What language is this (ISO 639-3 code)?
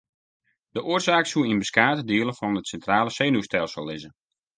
fry